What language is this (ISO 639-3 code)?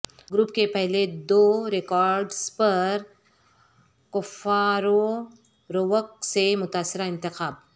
urd